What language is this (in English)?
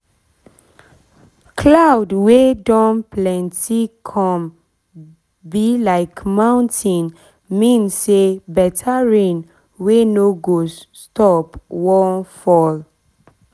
Nigerian Pidgin